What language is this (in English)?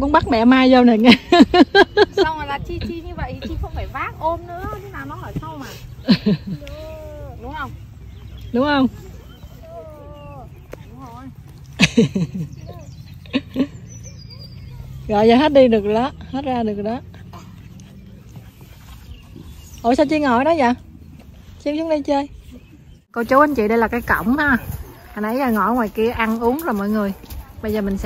Vietnamese